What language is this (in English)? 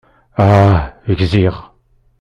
Kabyle